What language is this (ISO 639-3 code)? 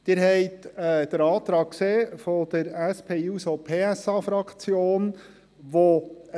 gsw